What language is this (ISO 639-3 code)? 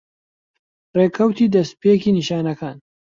ckb